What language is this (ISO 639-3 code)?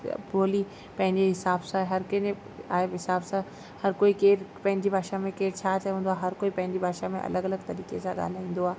snd